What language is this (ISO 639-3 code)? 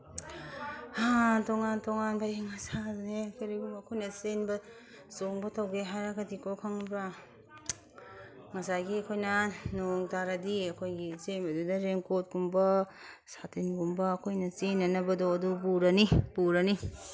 mni